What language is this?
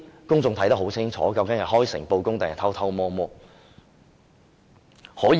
Cantonese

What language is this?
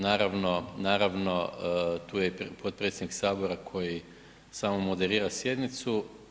Croatian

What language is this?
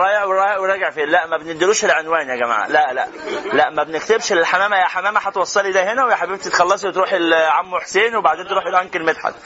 Arabic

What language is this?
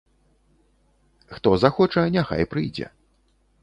Belarusian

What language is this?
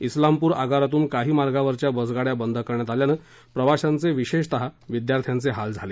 Marathi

